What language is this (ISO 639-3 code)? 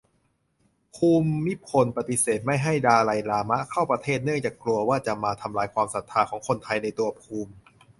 tha